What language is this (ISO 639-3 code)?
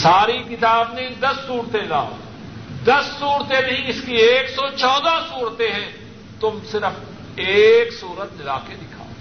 urd